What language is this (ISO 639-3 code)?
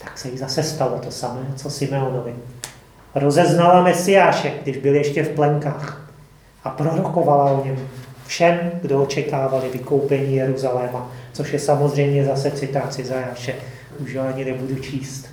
ces